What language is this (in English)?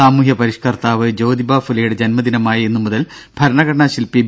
Malayalam